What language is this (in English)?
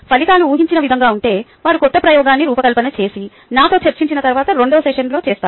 Telugu